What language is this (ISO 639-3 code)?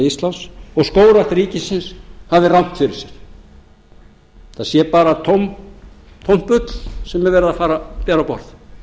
isl